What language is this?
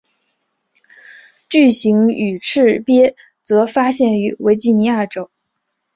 Chinese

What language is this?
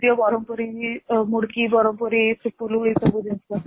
Odia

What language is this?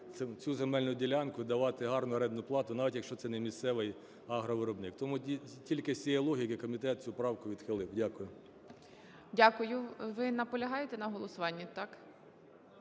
Ukrainian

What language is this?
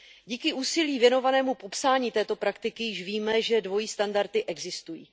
Czech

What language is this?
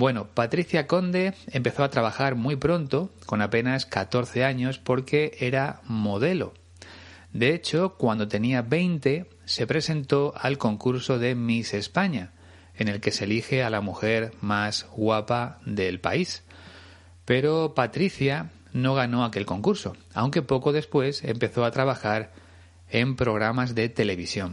Spanish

